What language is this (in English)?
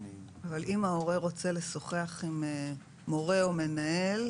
Hebrew